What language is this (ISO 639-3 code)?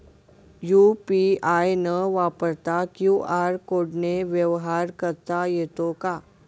mar